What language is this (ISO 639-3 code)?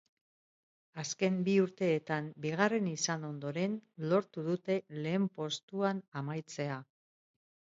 eus